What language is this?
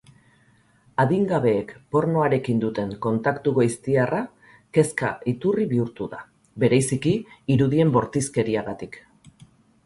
Basque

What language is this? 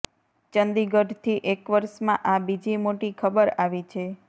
Gujarati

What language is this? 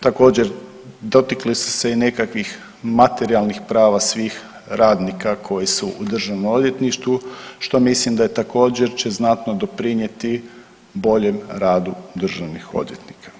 Croatian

